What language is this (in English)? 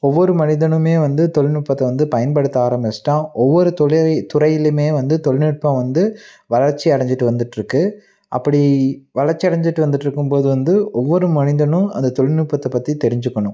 Tamil